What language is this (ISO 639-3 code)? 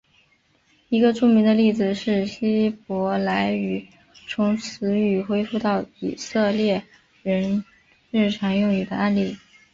zho